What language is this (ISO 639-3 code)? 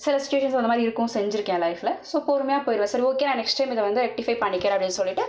tam